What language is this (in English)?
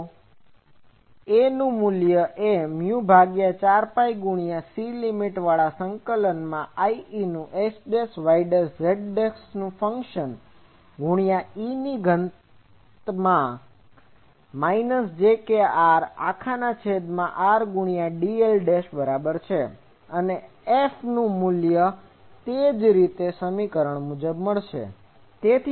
Gujarati